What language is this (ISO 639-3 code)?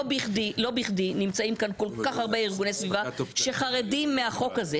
heb